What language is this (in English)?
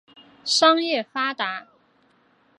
Chinese